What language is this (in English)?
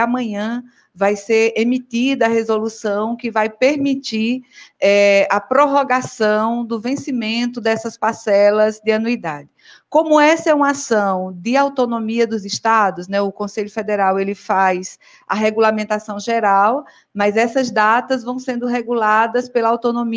Portuguese